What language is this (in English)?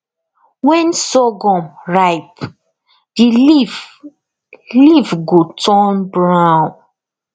Nigerian Pidgin